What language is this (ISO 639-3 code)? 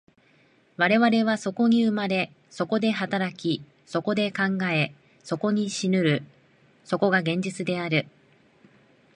jpn